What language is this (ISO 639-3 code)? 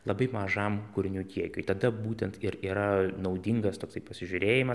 lit